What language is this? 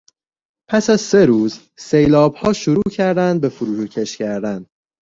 Persian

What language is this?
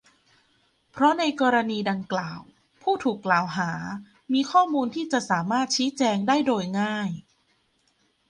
Thai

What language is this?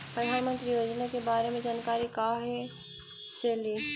Magahi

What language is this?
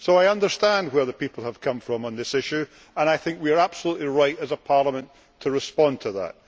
English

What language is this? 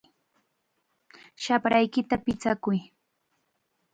Chiquián Ancash Quechua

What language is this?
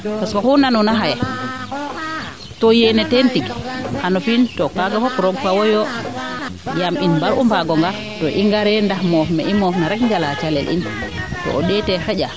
Serer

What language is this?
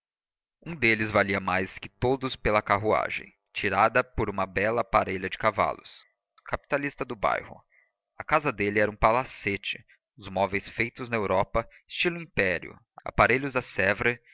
Portuguese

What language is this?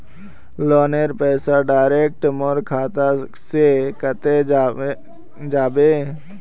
Magahi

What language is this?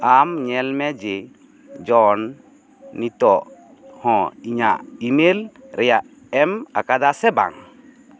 Santali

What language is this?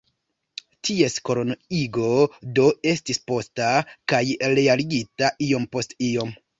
Esperanto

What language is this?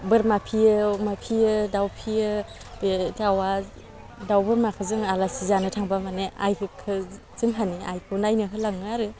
Bodo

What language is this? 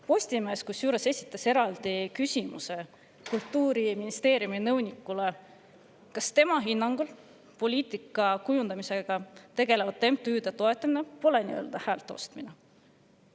Estonian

